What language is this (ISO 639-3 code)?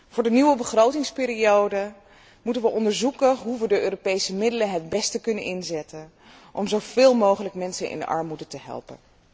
nld